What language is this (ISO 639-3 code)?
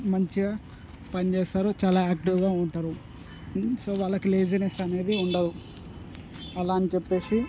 tel